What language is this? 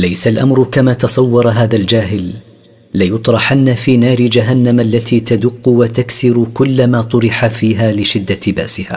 Arabic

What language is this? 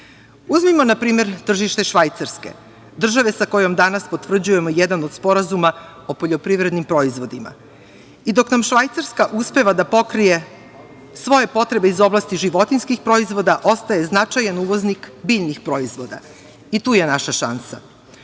Serbian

